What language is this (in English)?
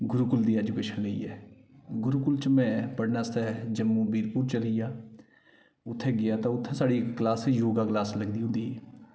Dogri